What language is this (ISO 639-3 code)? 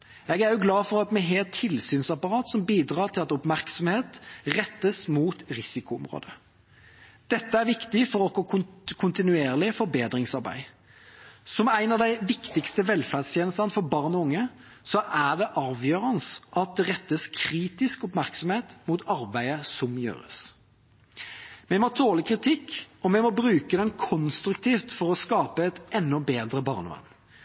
nob